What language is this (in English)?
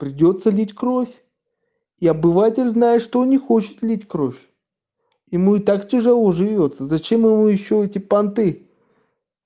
Russian